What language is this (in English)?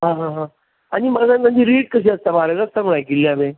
Konkani